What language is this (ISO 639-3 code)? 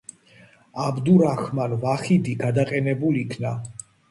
kat